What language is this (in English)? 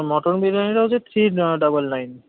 Bangla